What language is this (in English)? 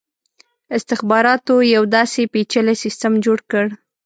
Pashto